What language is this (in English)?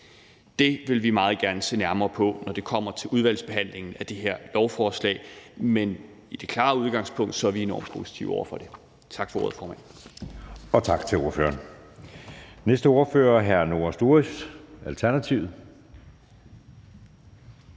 Danish